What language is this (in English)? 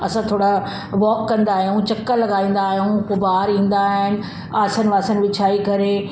Sindhi